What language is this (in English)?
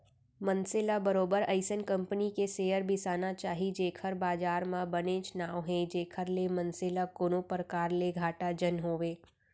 Chhattisgarhi